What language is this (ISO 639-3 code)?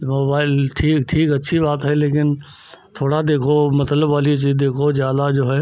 hin